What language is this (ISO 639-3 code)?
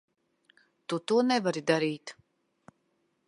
lav